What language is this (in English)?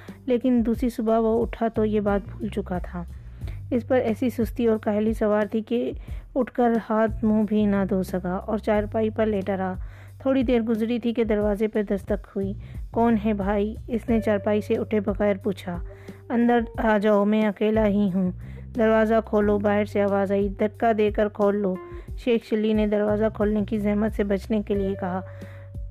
Urdu